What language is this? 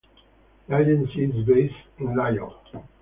English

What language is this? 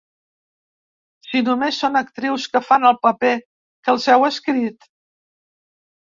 Catalan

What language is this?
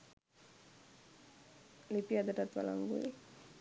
Sinhala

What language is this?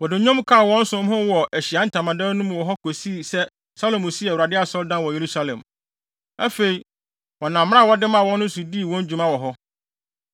Akan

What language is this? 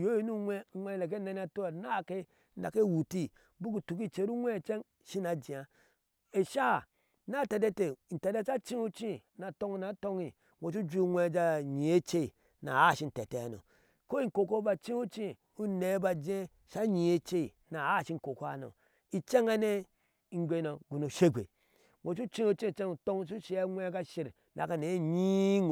Ashe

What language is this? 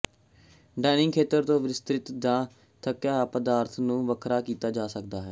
Punjabi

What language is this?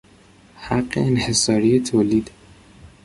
Persian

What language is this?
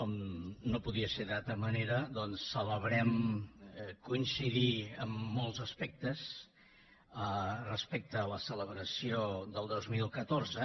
Catalan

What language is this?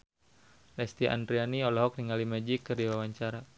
Sundanese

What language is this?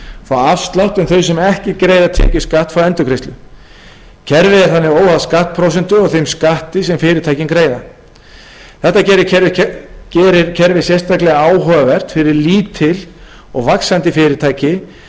Icelandic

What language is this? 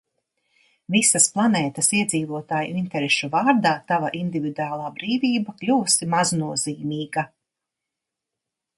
Latvian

